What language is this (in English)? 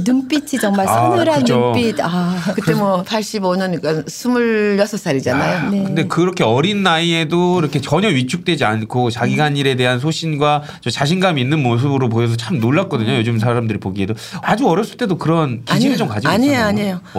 Korean